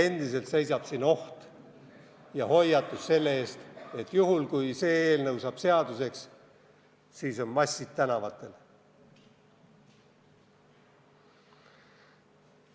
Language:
Estonian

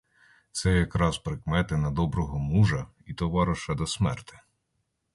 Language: Ukrainian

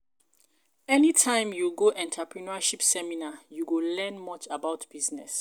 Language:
Nigerian Pidgin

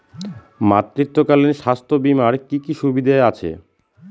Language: Bangla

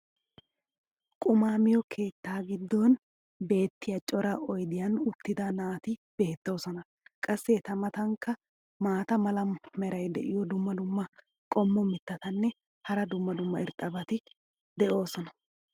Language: Wolaytta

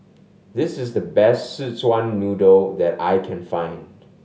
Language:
English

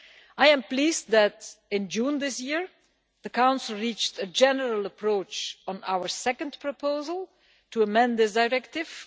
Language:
English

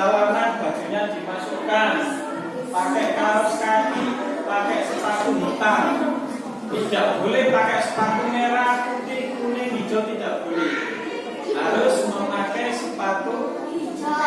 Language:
Indonesian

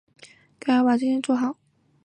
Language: Chinese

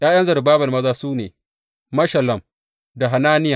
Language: Hausa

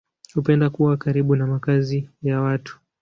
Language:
Swahili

